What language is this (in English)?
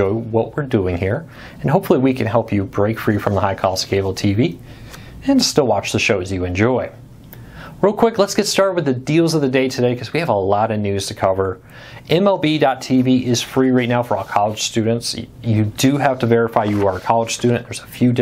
English